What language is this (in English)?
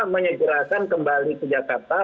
Indonesian